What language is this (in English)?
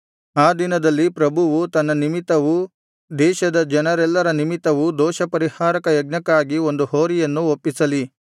Kannada